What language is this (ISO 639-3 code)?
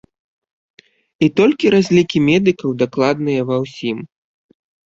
bel